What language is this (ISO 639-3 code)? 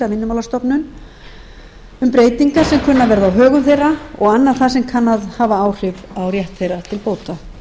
isl